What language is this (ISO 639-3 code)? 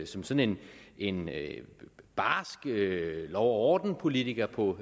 dan